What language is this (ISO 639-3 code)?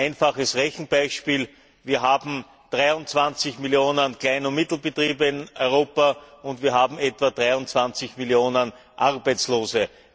deu